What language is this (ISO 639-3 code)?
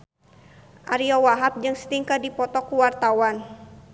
sun